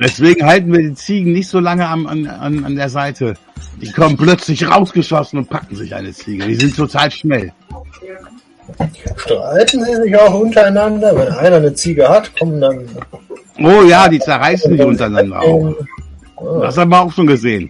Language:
German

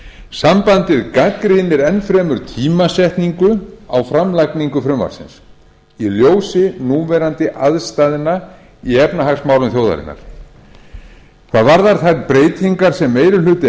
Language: Icelandic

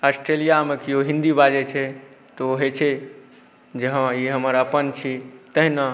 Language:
Maithili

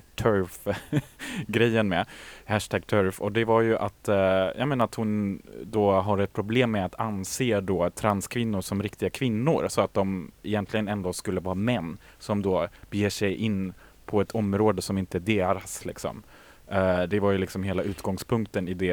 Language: Swedish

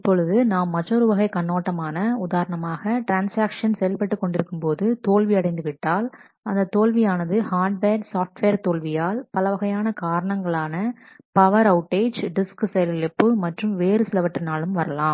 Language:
Tamil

